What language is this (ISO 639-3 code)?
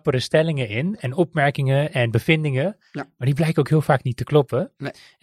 nld